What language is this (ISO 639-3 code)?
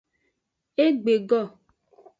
ajg